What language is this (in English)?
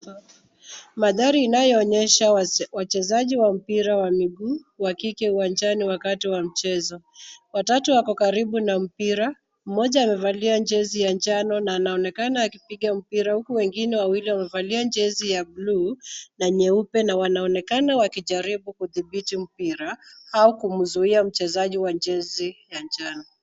Swahili